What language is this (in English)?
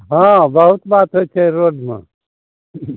Maithili